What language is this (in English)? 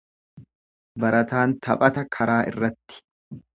Oromo